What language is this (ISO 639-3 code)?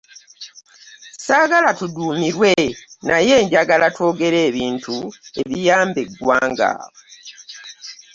lug